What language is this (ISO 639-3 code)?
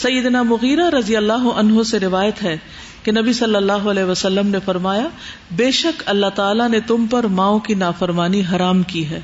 urd